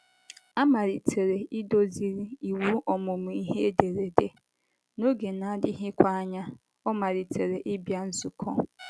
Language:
Igbo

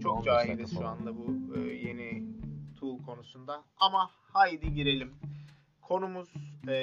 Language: Turkish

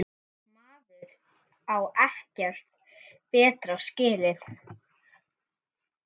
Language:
Icelandic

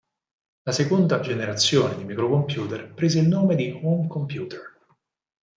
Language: Italian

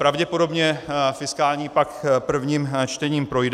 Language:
Czech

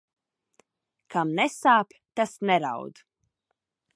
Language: Latvian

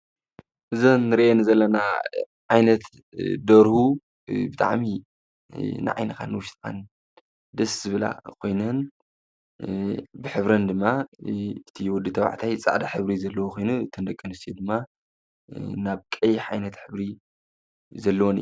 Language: Tigrinya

